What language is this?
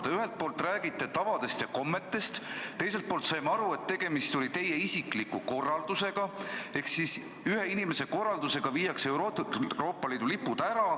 Estonian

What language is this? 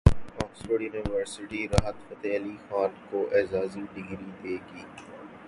Urdu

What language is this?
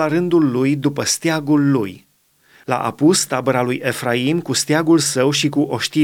Romanian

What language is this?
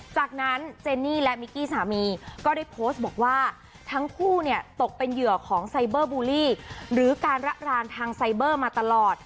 Thai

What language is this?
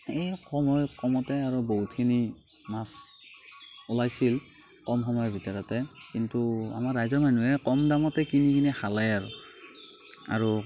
Assamese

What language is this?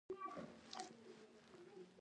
Pashto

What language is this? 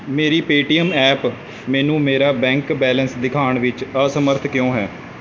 Punjabi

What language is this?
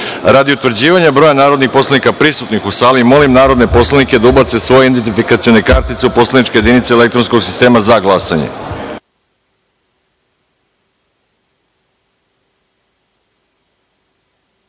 Serbian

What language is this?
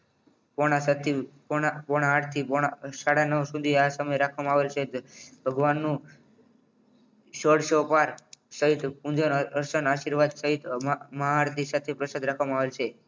Gujarati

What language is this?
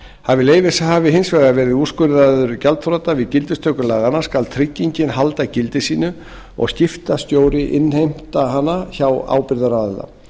Icelandic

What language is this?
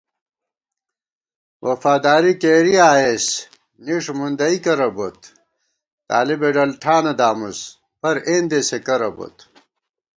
Gawar-Bati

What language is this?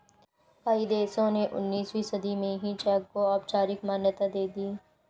Hindi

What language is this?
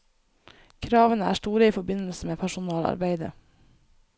Norwegian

